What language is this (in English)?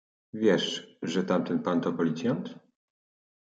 Polish